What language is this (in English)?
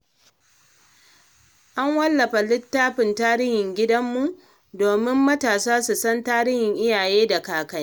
Hausa